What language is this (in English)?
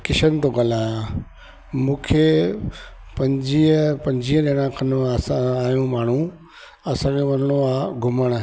Sindhi